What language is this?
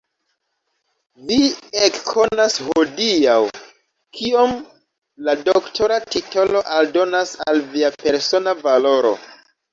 Esperanto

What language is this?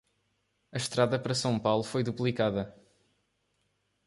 Portuguese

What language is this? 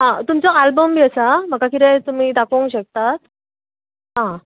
Konkani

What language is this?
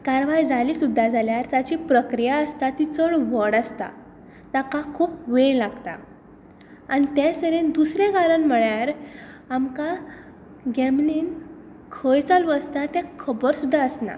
Konkani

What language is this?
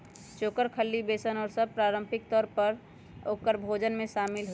Magahi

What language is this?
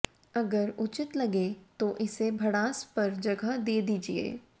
Hindi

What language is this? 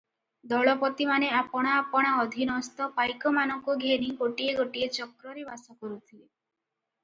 Odia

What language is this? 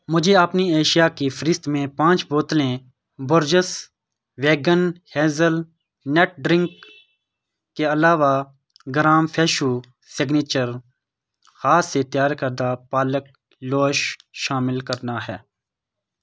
Urdu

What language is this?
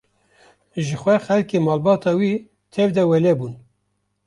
Kurdish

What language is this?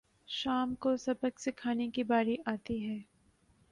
Urdu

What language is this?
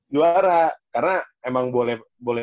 Indonesian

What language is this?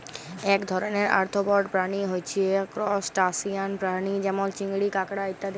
Bangla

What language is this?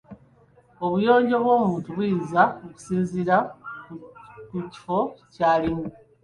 Ganda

